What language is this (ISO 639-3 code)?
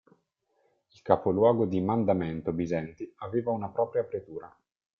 ita